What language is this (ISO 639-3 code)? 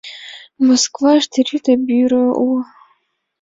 chm